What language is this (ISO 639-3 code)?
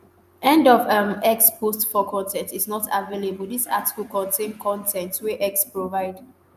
pcm